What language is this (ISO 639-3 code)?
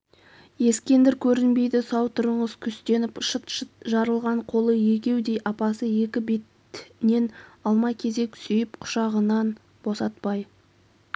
kaz